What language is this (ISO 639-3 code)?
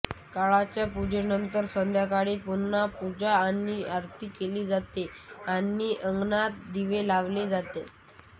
mar